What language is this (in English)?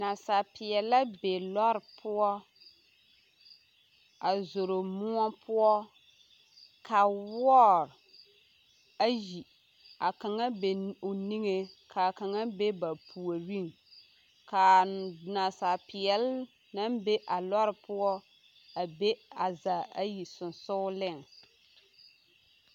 Southern Dagaare